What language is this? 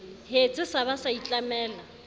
Southern Sotho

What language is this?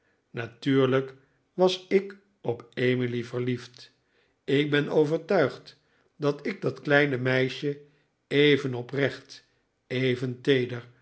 Dutch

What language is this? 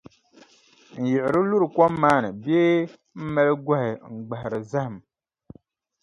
Dagbani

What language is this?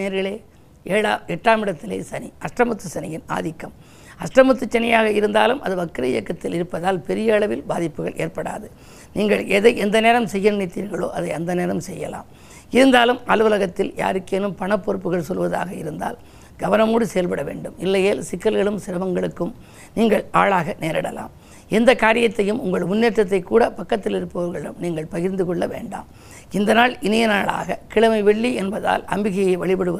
Tamil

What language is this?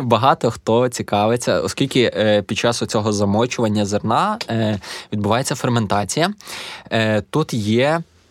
Ukrainian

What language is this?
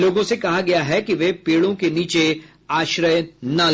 Hindi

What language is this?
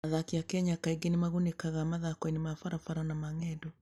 Kikuyu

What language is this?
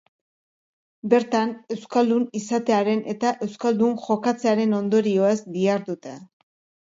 Basque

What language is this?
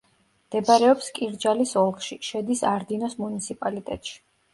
Georgian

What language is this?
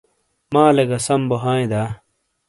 Shina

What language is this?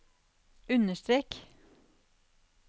Norwegian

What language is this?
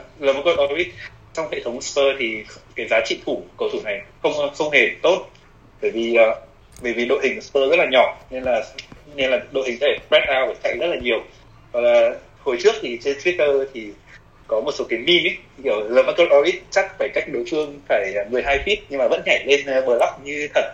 Vietnamese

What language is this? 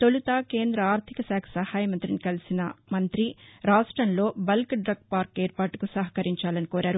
Telugu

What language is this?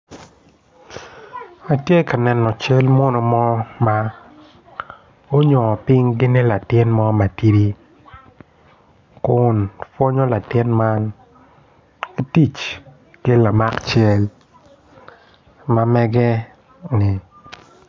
Acoli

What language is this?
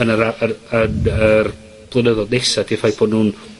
Welsh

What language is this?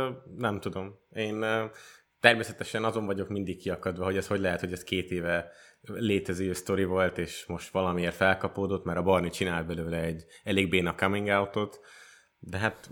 Hungarian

